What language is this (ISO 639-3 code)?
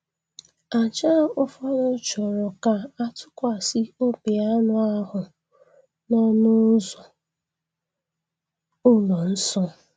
ibo